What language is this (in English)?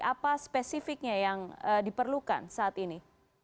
Indonesian